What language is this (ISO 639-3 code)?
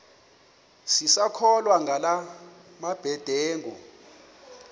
xho